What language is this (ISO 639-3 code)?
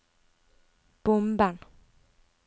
nor